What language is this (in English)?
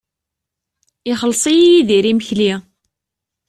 Kabyle